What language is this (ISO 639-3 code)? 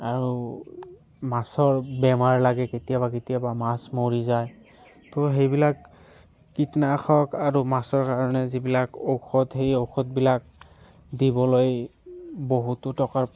asm